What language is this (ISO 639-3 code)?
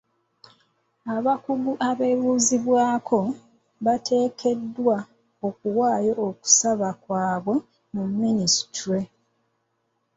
lug